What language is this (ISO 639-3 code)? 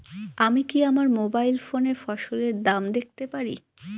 ben